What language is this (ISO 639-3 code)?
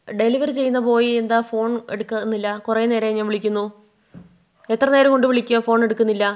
mal